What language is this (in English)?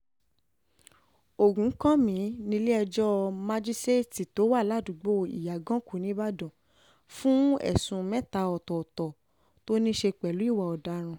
Yoruba